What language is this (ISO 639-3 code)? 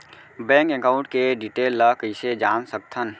hne